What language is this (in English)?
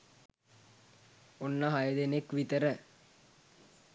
Sinhala